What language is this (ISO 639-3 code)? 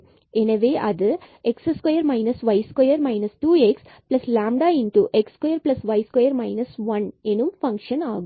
tam